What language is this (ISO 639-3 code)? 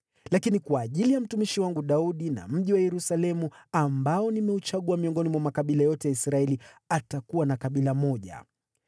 swa